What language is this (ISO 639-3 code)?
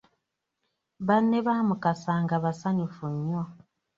lug